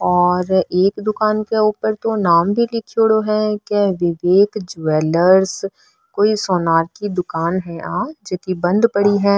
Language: Marwari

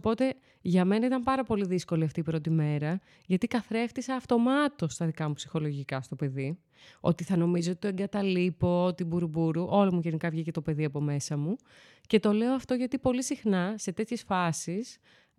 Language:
Greek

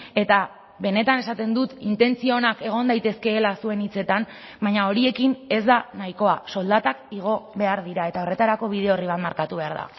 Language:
Basque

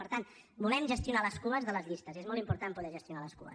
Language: Catalan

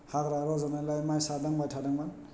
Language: Bodo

